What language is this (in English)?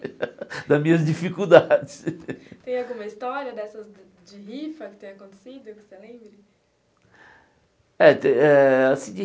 Portuguese